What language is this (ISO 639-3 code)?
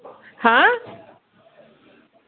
kas